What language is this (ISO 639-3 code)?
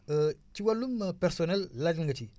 wol